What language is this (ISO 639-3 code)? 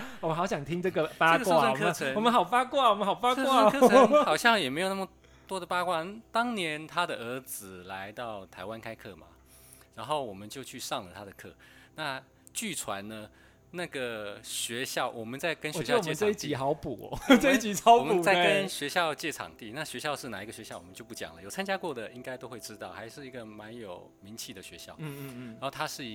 zho